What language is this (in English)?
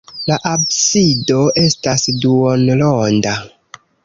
Esperanto